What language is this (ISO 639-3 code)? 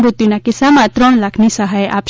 guj